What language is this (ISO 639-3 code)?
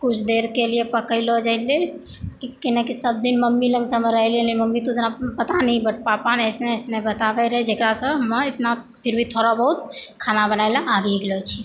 mai